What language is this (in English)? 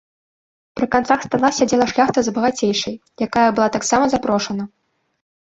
Belarusian